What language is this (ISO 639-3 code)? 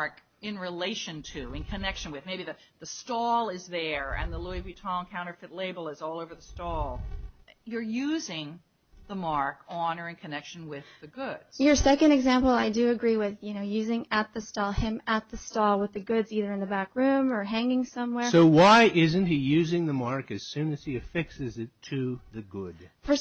eng